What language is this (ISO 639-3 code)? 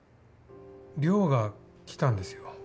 jpn